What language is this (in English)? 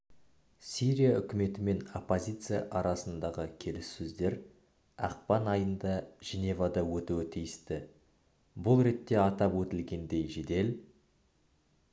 Kazakh